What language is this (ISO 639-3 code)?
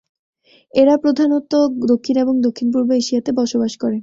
ben